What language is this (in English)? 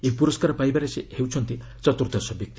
Odia